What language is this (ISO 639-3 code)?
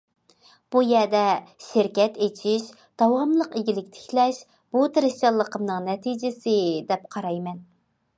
uig